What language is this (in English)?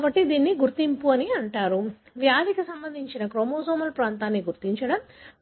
Telugu